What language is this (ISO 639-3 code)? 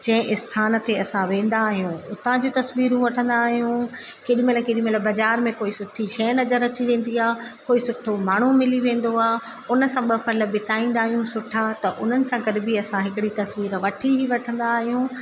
snd